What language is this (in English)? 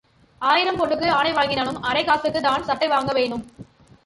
Tamil